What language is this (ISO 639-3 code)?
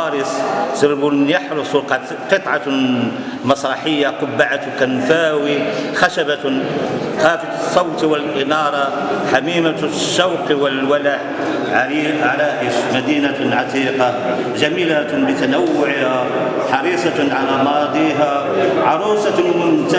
ara